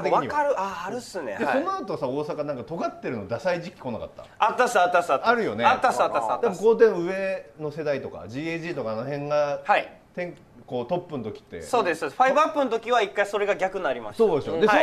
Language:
Japanese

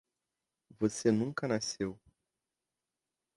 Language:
Portuguese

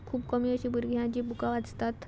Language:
Konkani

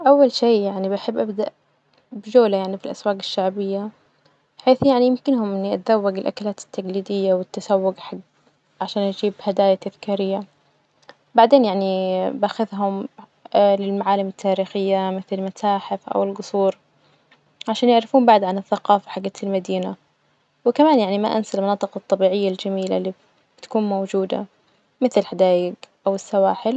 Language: Najdi Arabic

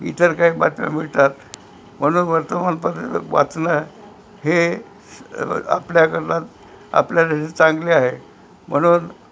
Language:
Marathi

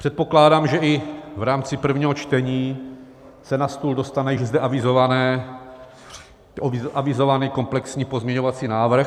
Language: Czech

